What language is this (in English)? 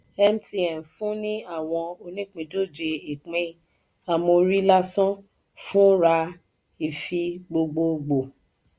Yoruba